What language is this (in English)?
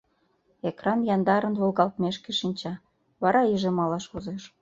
Mari